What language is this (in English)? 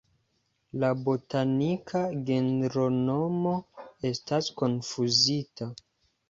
Esperanto